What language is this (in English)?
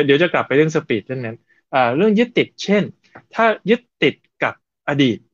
Thai